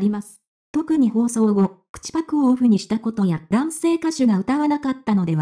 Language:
Japanese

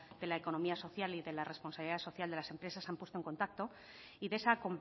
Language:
Spanish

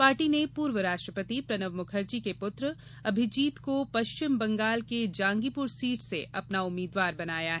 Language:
Hindi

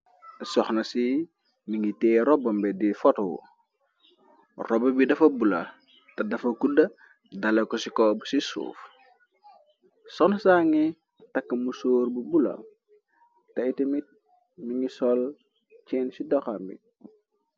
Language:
Wolof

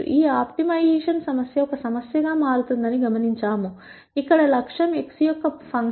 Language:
Telugu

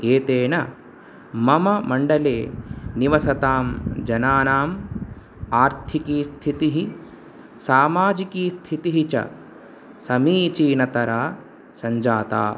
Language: Sanskrit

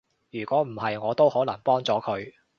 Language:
Cantonese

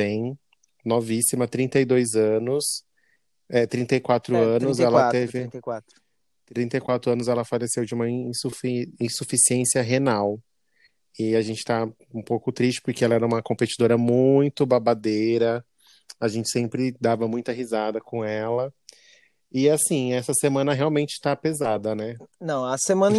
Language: Portuguese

